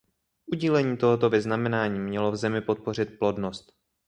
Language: Czech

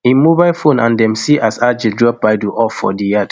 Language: Nigerian Pidgin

